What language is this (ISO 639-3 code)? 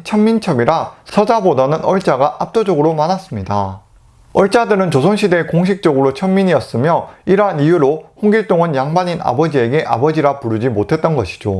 kor